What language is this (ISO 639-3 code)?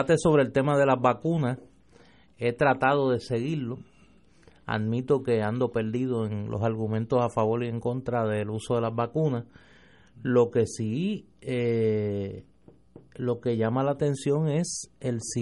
spa